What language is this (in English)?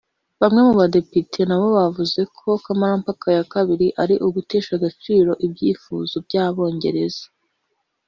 Kinyarwanda